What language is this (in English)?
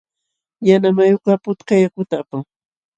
Jauja Wanca Quechua